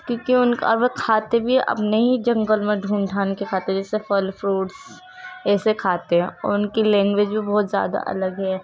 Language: Urdu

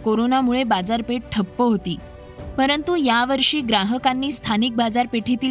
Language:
Marathi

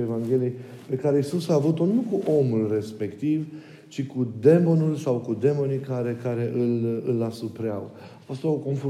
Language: Romanian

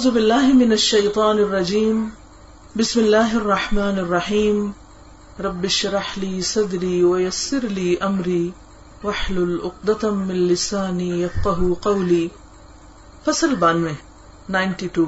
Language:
Urdu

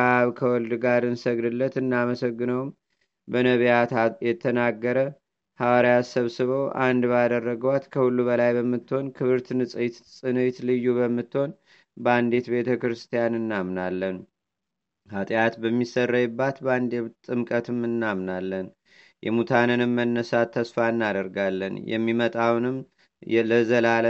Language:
Amharic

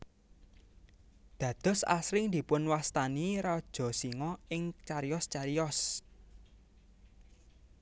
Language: Javanese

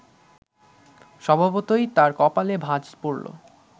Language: Bangla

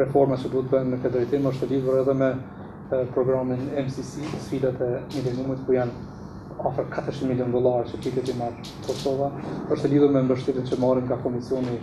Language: Romanian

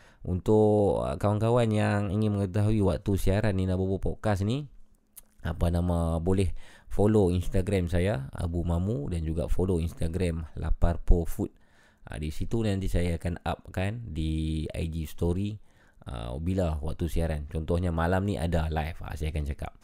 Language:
Malay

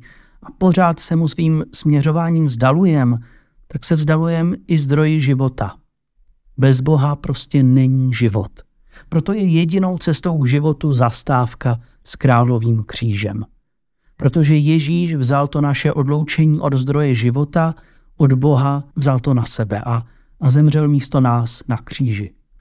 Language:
Czech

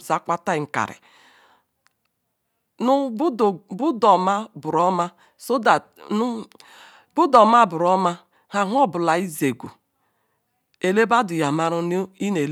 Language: Ikwere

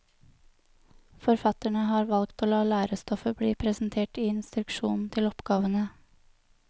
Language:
Norwegian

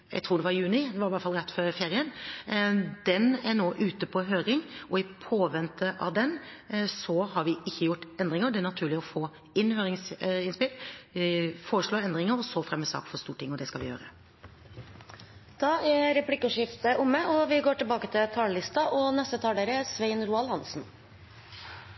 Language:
Norwegian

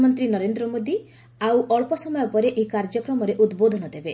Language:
Odia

